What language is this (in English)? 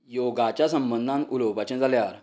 Konkani